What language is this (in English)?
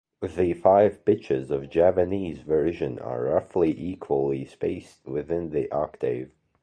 English